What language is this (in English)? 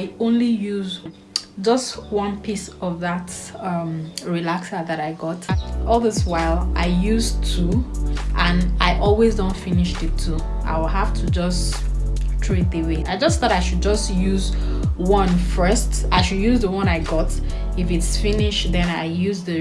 English